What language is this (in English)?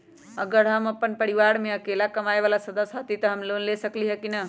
Magahi